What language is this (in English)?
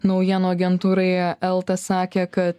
Lithuanian